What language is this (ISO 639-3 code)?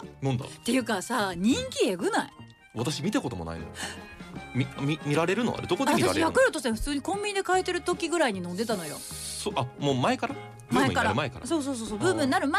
jpn